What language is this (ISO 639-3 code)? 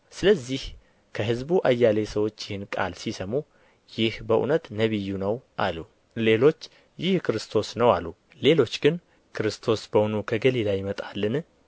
amh